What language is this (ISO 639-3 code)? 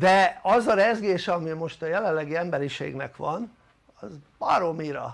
hun